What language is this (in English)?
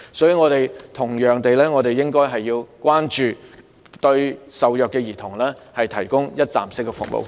Cantonese